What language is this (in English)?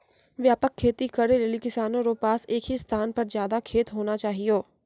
Maithili